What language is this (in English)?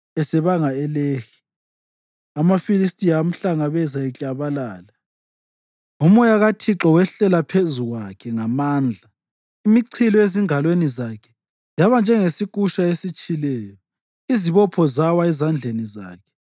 North Ndebele